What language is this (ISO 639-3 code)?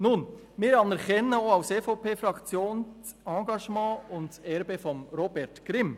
gsw